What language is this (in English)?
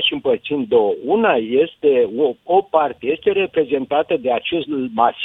Romanian